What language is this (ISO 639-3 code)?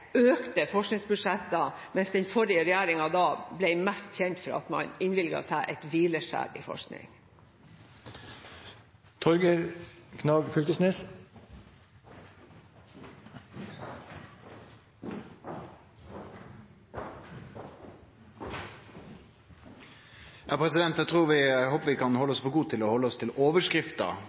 nor